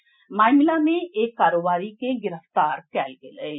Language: Maithili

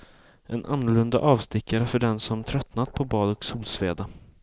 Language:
Swedish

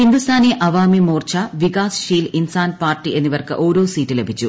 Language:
Malayalam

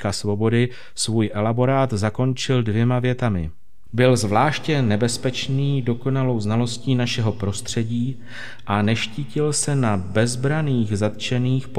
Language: Czech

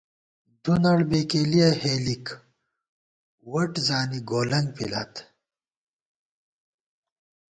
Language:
Gawar-Bati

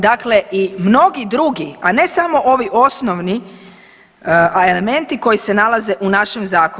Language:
Croatian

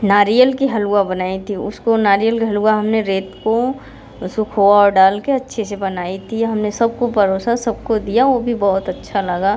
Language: Hindi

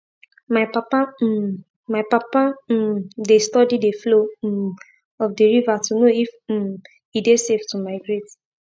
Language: Nigerian Pidgin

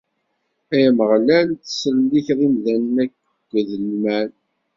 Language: Kabyle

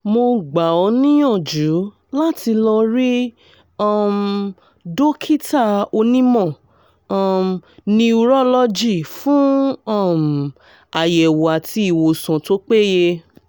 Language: Yoruba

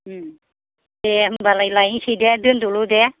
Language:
Bodo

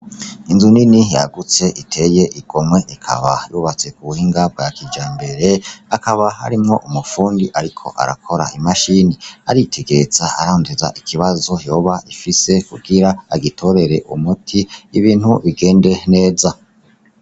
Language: Rundi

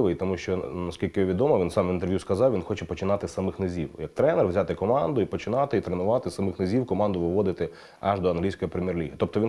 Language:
Ukrainian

